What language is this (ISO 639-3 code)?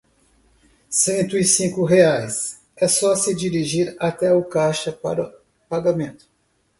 por